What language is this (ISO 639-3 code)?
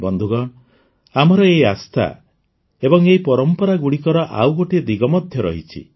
ori